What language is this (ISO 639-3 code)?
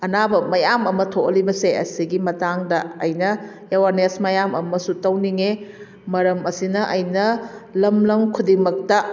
mni